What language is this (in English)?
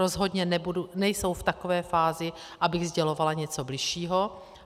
Czech